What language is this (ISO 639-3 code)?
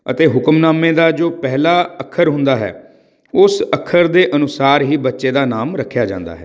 pan